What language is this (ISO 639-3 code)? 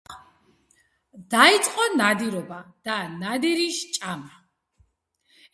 kat